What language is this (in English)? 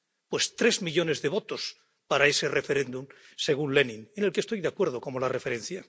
Spanish